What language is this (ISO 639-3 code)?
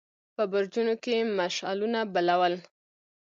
pus